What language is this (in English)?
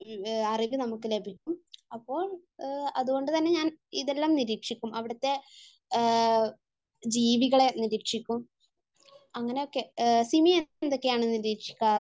Malayalam